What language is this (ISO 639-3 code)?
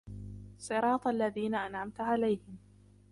ara